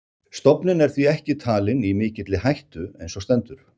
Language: Icelandic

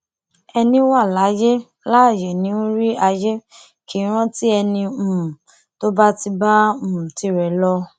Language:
Yoruba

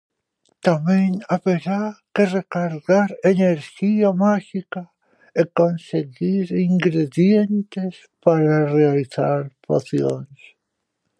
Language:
Galician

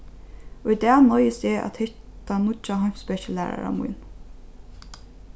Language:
Faroese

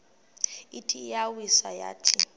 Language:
Xhosa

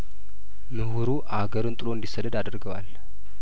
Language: Amharic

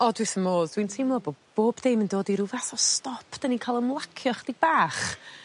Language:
Welsh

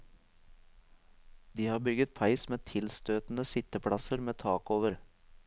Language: Norwegian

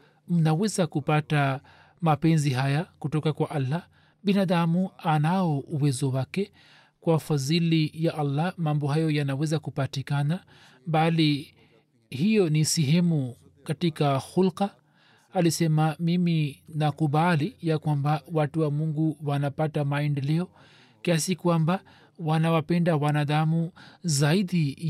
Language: Swahili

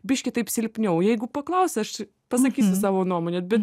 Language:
Lithuanian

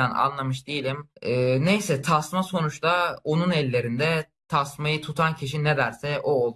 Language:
Turkish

